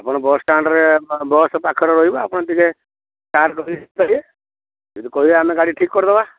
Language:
Odia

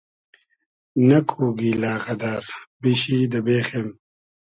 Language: Hazaragi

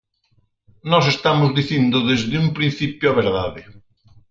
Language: Galician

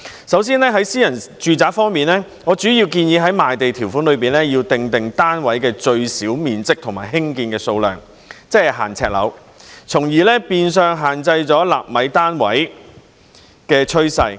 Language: Cantonese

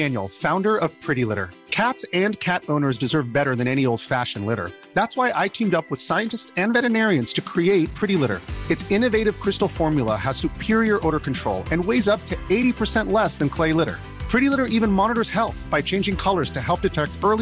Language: Urdu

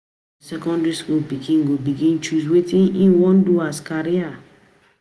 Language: Nigerian Pidgin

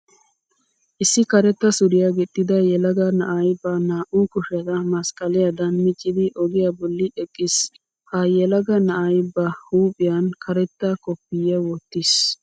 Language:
Wolaytta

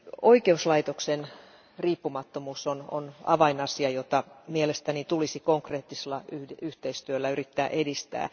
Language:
Finnish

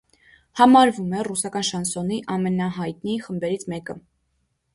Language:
Armenian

